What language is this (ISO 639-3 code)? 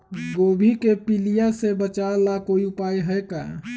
mag